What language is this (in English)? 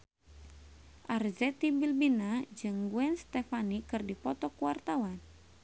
Sundanese